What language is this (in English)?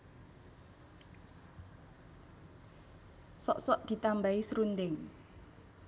Javanese